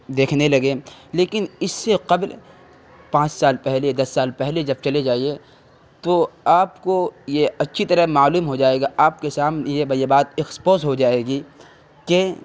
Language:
Urdu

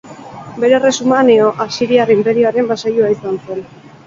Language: Basque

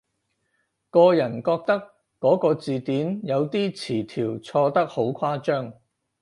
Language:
Cantonese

